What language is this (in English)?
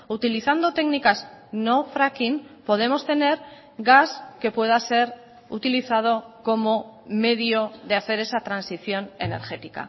Spanish